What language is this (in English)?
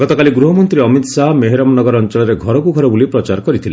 Odia